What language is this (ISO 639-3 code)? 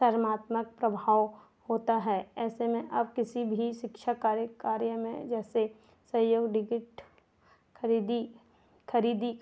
hin